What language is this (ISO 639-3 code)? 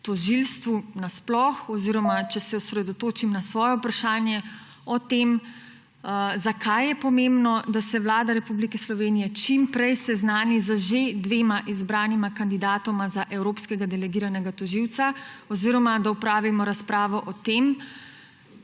slv